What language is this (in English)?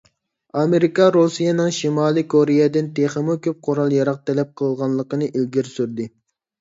Uyghur